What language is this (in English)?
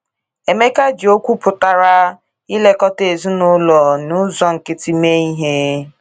Igbo